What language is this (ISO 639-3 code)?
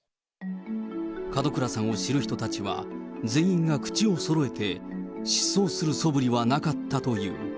jpn